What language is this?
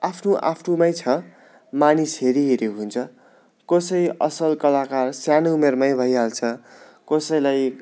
Nepali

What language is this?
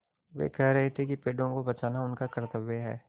Hindi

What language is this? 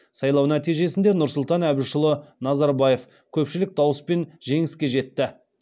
Kazakh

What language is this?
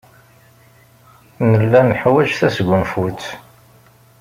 Kabyle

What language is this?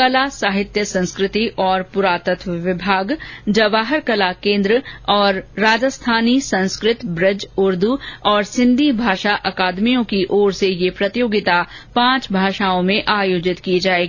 Hindi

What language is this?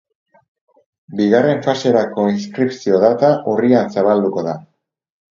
Basque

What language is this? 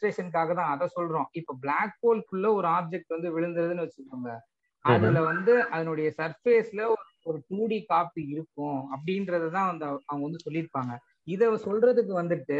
Tamil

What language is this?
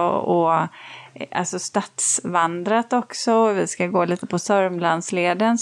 Swedish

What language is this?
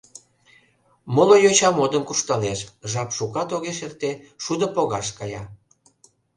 Mari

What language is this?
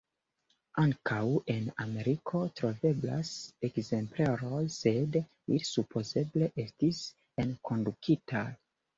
Esperanto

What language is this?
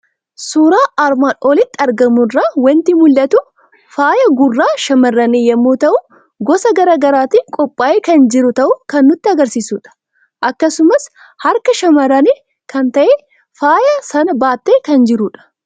Oromo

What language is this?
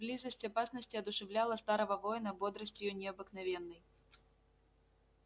Russian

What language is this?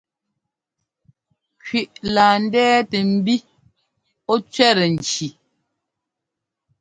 Ngomba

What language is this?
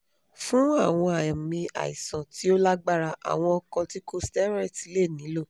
Yoruba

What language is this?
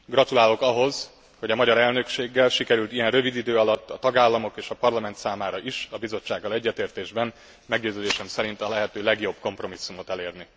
Hungarian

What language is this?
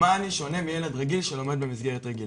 Hebrew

